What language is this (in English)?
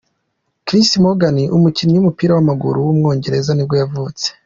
Kinyarwanda